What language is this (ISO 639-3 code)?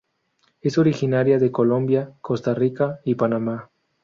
spa